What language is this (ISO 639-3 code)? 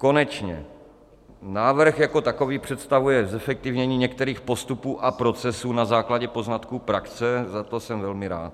ces